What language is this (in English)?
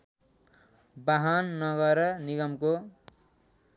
Nepali